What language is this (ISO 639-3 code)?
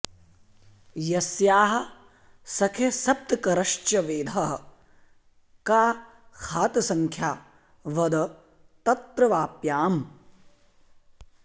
san